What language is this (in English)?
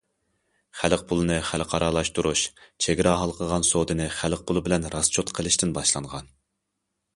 Uyghur